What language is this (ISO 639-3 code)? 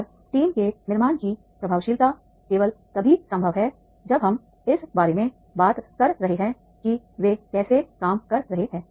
hin